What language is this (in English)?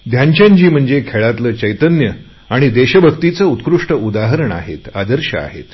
Marathi